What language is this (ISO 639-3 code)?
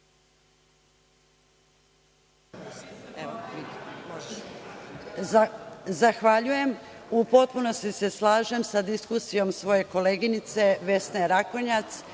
srp